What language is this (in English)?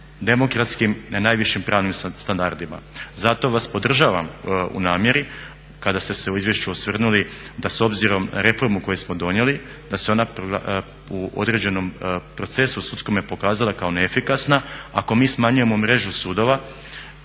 Croatian